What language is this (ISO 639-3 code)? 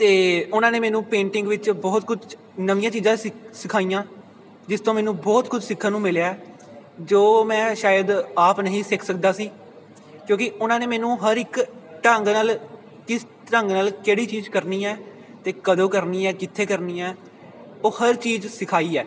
pan